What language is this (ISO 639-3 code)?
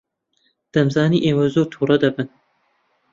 ckb